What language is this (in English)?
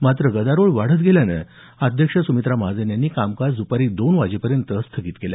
Marathi